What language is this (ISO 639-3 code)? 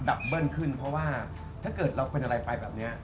tha